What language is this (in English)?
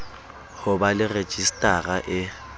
Southern Sotho